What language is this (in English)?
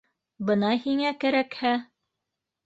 Bashkir